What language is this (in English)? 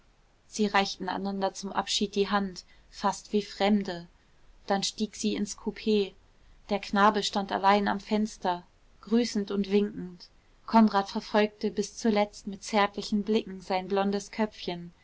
German